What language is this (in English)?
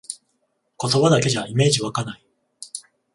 Japanese